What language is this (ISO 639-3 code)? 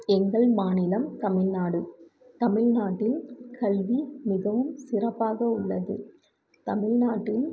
tam